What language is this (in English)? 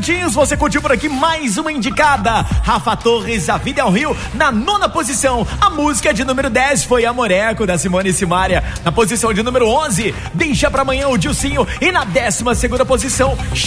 Portuguese